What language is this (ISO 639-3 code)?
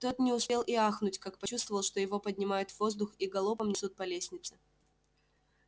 rus